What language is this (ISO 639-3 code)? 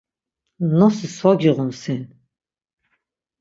lzz